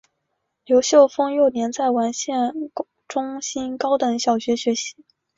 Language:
Chinese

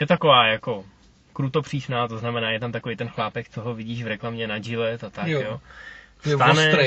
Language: Czech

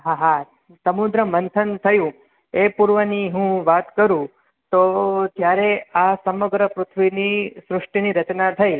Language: Gujarati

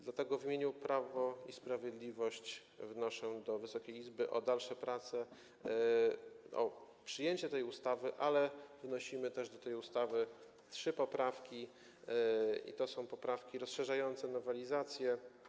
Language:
Polish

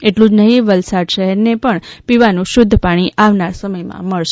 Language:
Gujarati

